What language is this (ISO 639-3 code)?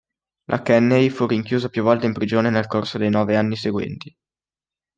ita